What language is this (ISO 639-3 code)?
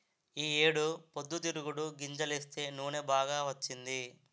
tel